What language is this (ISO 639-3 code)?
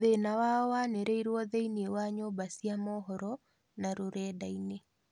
kik